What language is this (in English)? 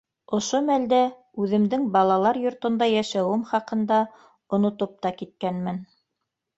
Bashkir